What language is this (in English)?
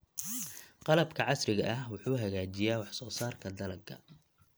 Somali